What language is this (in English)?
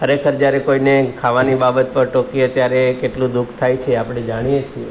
Gujarati